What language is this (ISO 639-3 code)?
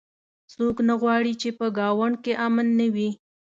pus